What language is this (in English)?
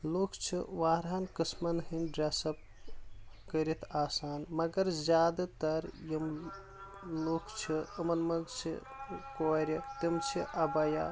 Kashmiri